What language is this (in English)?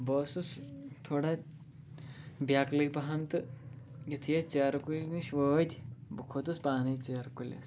Kashmiri